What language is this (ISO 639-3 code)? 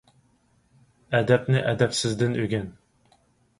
uig